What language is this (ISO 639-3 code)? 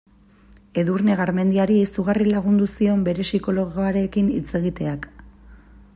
eus